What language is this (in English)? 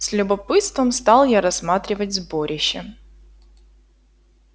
Russian